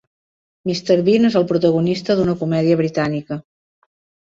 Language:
Catalan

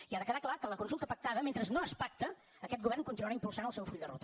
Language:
Catalan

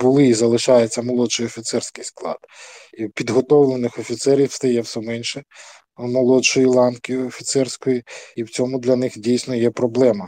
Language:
Ukrainian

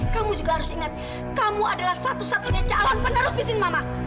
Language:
Indonesian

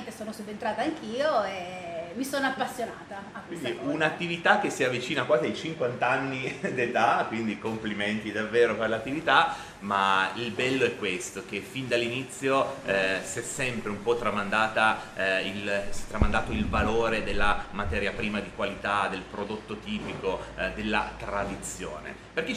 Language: Italian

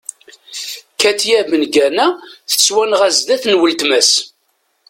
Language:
Kabyle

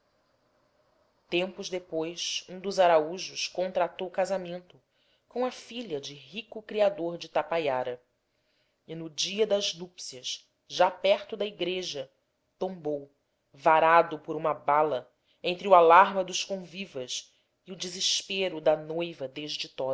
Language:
Portuguese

